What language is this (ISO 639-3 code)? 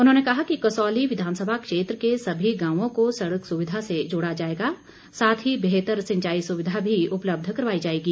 hin